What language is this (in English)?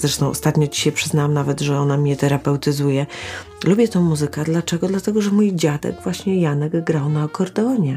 Polish